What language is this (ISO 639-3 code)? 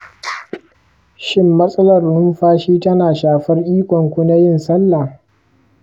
hau